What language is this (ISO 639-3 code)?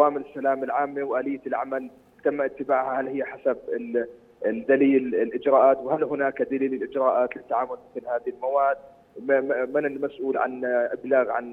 ara